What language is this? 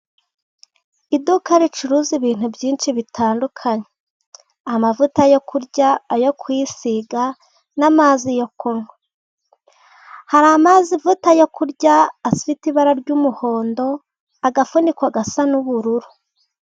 Kinyarwanda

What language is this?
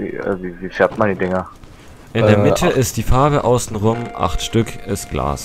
German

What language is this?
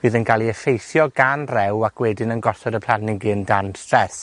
Welsh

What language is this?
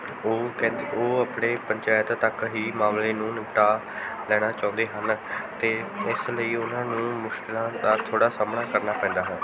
Punjabi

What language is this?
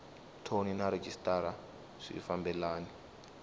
Tsonga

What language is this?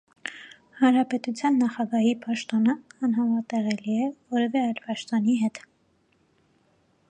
Armenian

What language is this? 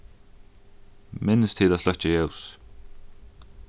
Faroese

